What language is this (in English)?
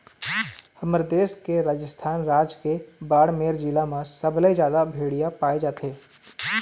Chhattisgarhi